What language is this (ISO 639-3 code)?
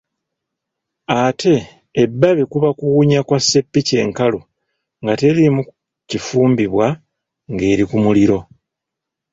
lug